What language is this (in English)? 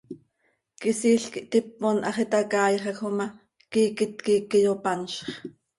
Seri